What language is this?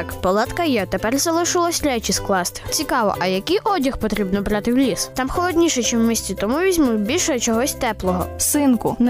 Ukrainian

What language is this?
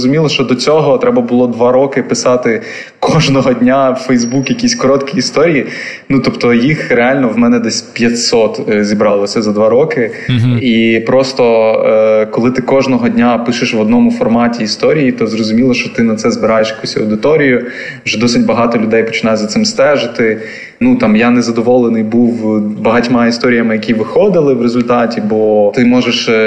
Ukrainian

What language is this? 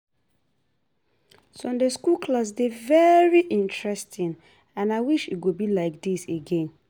Nigerian Pidgin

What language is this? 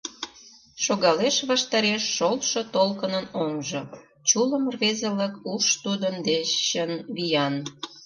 Mari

